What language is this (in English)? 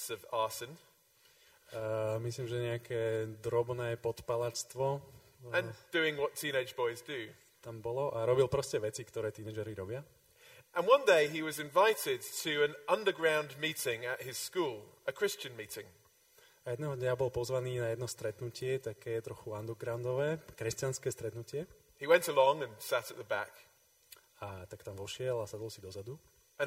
Slovak